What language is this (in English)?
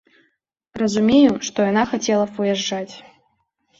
Belarusian